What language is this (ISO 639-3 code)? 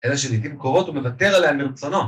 heb